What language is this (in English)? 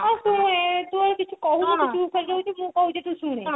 Odia